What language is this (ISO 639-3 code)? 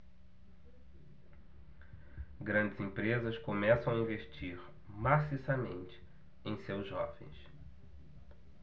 por